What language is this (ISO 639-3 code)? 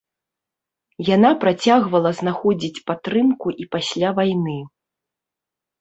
bel